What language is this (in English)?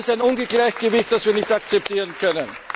German